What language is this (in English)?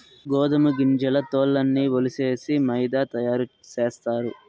Telugu